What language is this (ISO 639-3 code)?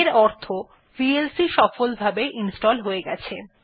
ben